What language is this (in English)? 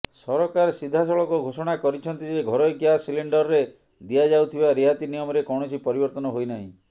Odia